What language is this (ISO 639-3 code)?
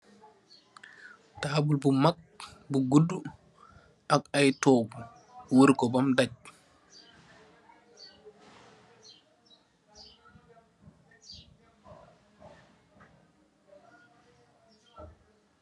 wol